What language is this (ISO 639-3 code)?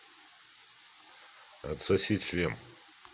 rus